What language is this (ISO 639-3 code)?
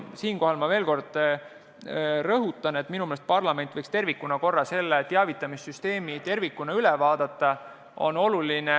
est